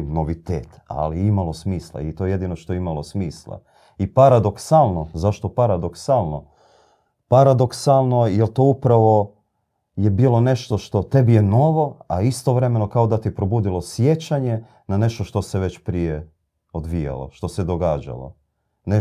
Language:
Croatian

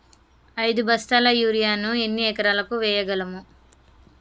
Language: Telugu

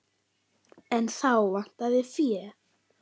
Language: Icelandic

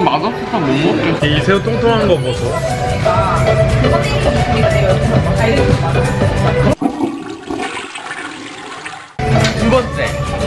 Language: Korean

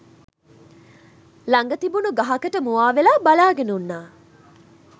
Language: Sinhala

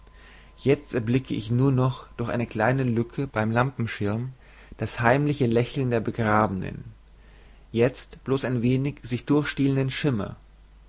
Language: German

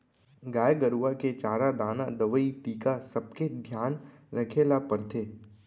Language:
Chhattisgarhi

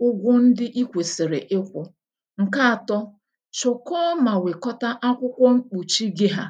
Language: Igbo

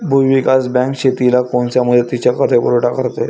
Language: Marathi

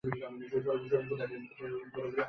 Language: Bangla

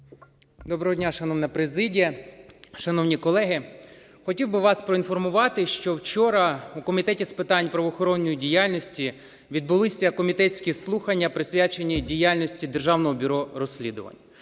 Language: Ukrainian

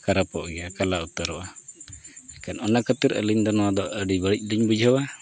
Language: Santali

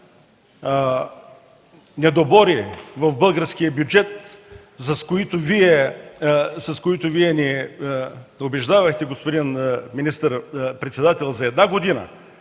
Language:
Bulgarian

